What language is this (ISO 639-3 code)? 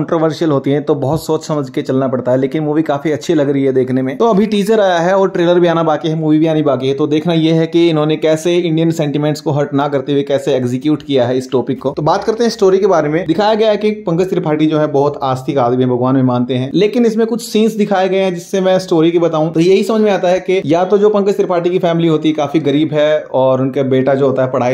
hin